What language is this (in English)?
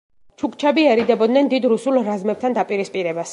Georgian